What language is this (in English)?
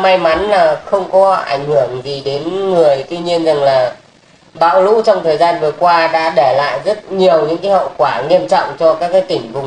Vietnamese